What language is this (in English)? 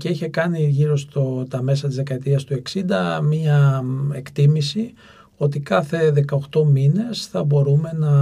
Greek